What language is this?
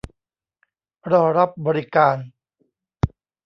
Thai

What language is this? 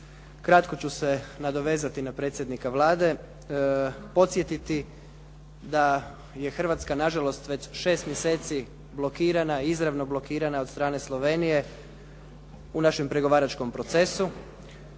Croatian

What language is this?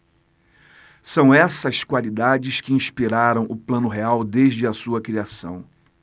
Portuguese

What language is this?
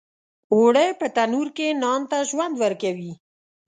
Pashto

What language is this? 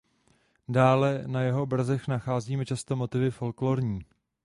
Czech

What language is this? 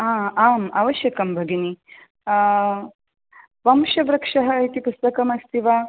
Sanskrit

